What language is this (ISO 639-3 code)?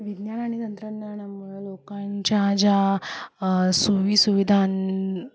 mar